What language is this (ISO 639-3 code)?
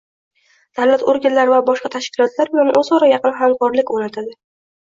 uzb